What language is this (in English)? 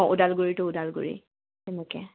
Assamese